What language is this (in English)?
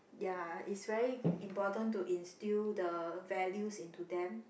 English